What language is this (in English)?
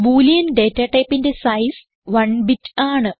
Malayalam